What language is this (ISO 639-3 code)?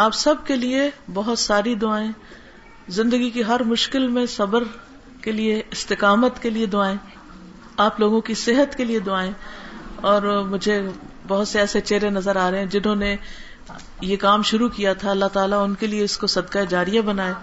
urd